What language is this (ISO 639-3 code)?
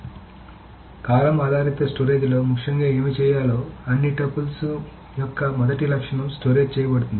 tel